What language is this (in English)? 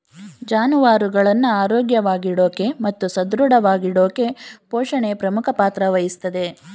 Kannada